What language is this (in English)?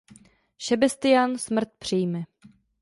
Czech